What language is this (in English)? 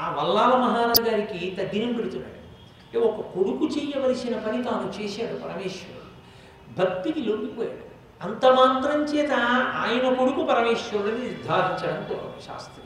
Telugu